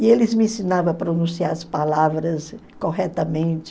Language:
Portuguese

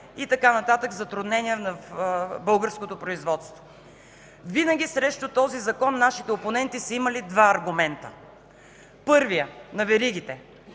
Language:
Bulgarian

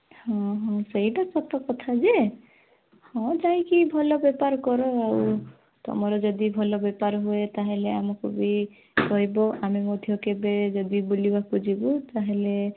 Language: Odia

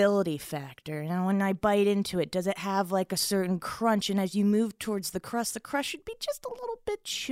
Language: English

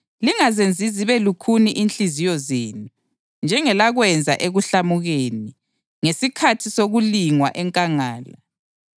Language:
North Ndebele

